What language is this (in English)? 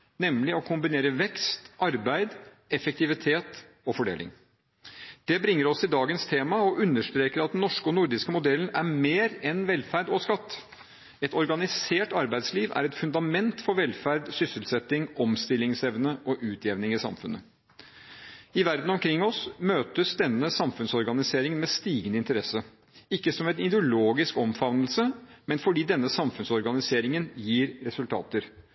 Norwegian Bokmål